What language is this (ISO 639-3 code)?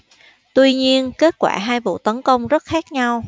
vie